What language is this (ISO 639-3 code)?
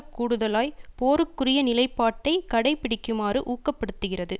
tam